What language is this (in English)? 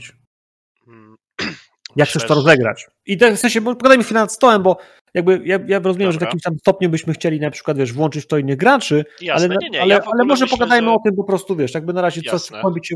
Polish